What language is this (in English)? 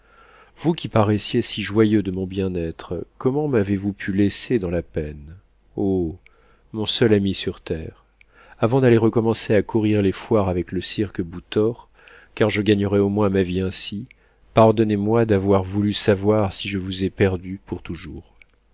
French